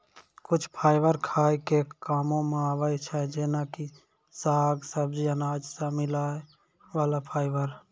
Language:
Maithili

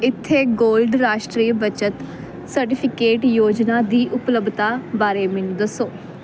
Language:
Punjabi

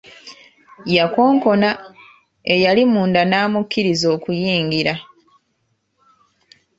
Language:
Ganda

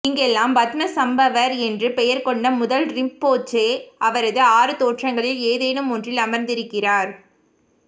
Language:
Tamil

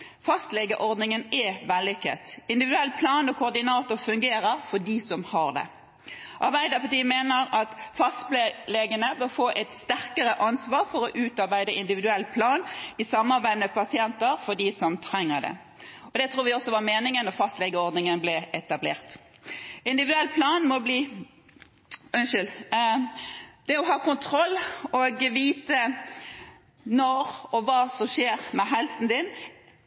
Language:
Norwegian Bokmål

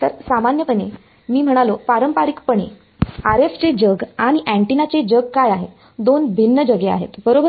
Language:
Marathi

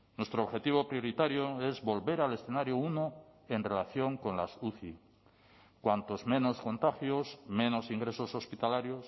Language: Spanish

